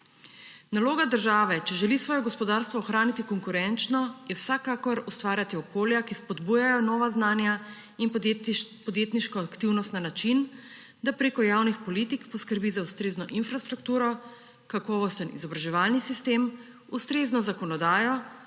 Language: Slovenian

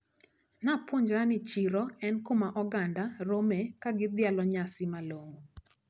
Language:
Luo (Kenya and Tanzania)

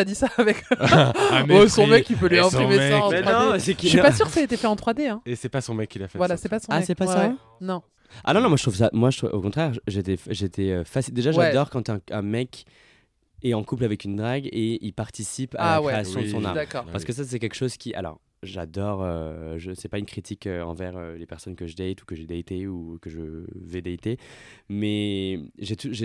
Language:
French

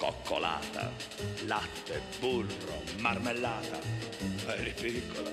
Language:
Italian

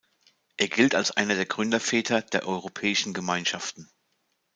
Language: German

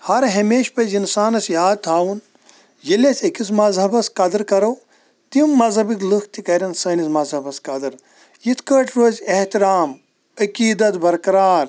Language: Kashmiri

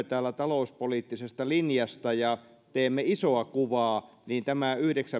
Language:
Finnish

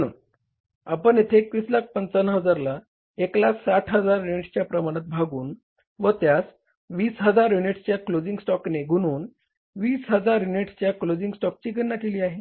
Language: Marathi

